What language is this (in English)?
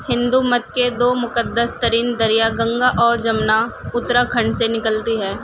Urdu